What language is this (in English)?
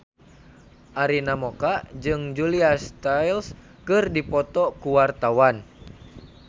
Sundanese